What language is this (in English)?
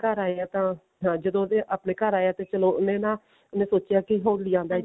Punjabi